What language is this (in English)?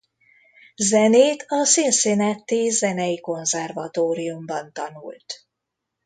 Hungarian